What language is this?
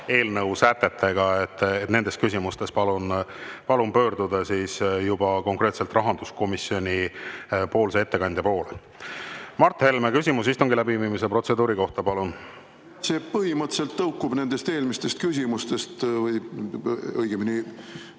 Estonian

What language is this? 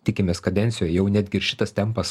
Lithuanian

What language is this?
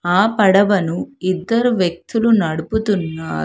Telugu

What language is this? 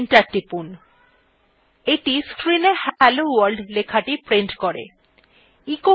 Bangla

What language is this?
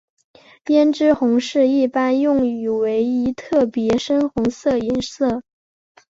Chinese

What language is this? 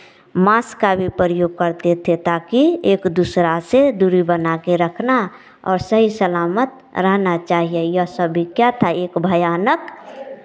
Hindi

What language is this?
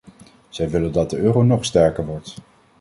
Dutch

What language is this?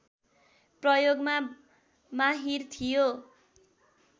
Nepali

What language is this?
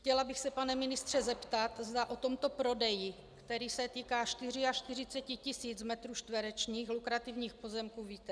Czech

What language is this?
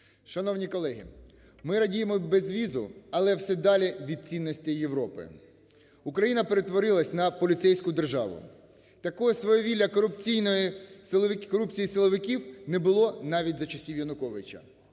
Ukrainian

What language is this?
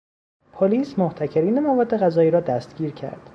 Persian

